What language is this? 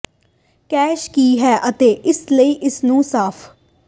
Punjabi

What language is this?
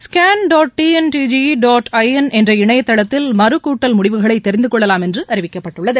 Tamil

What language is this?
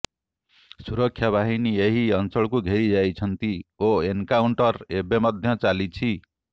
Odia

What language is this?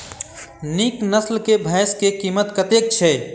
Maithili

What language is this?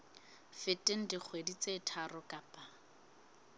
Southern Sotho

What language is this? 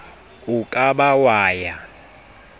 Southern Sotho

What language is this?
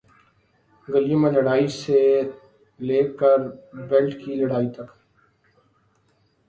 Urdu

